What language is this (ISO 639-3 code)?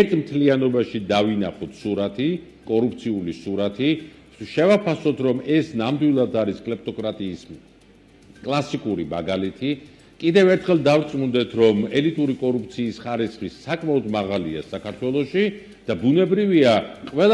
ron